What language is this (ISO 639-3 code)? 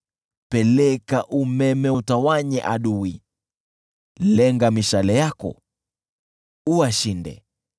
swa